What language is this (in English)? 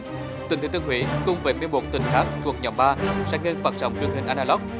Vietnamese